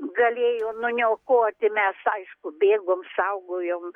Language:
Lithuanian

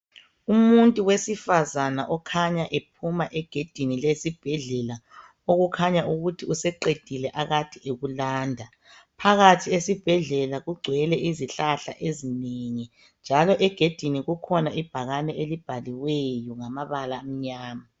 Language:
North Ndebele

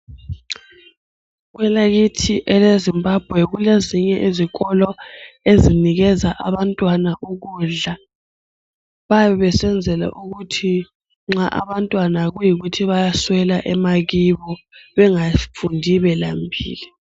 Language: North Ndebele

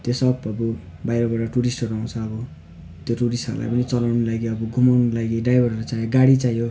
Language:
Nepali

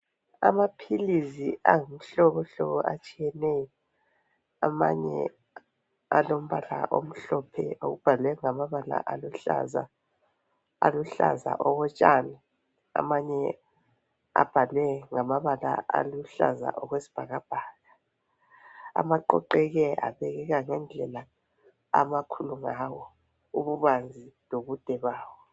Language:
North Ndebele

